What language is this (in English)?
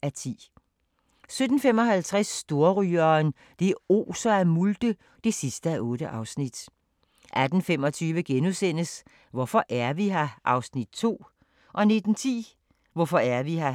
Danish